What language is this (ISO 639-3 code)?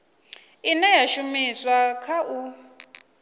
ven